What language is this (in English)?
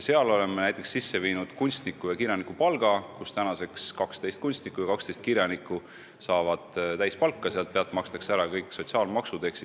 Estonian